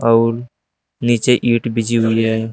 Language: Hindi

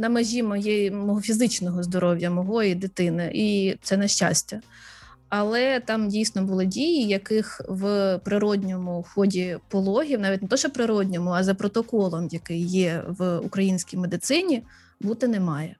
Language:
Ukrainian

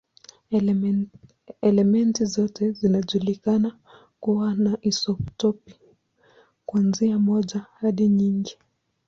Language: Swahili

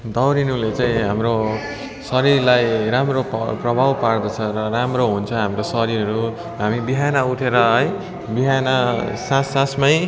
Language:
Nepali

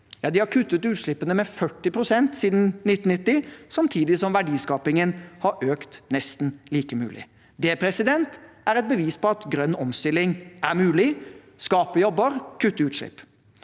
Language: Norwegian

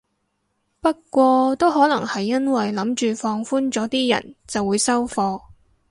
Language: Cantonese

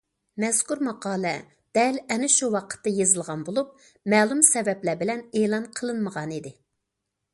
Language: Uyghur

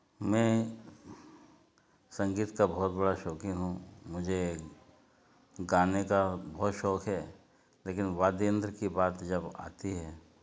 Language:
Hindi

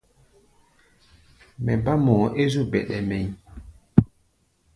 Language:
Gbaya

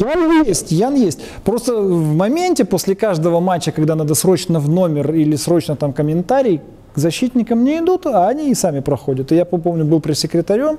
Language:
Russian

